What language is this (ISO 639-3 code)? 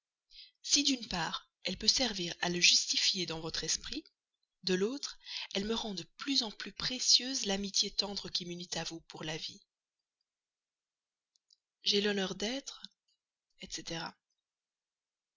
fra